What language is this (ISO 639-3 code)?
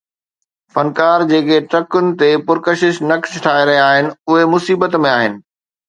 snd